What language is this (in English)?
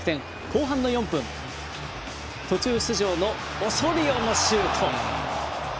Japanese